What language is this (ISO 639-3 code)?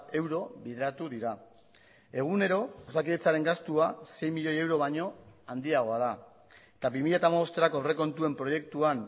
eus